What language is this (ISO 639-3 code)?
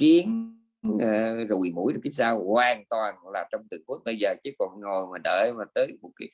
vie